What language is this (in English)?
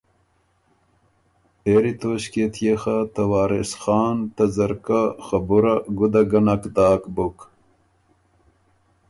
Ormuri